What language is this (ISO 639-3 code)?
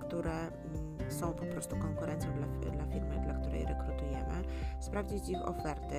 pol